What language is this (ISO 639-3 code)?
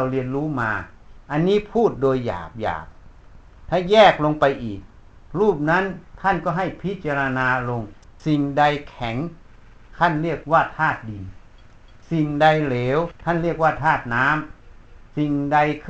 tha